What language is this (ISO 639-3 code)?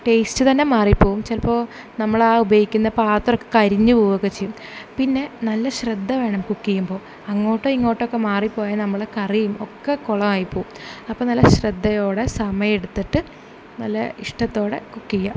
mal